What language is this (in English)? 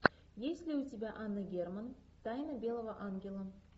Russian